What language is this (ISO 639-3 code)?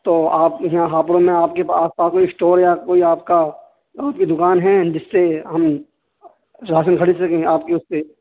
urd